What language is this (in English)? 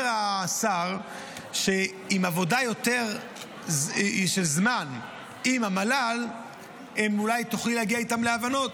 Hebrew